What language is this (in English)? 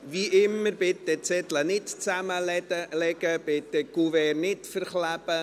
Swiss German